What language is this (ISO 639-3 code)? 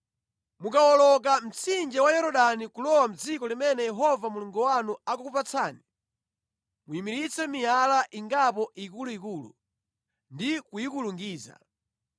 nya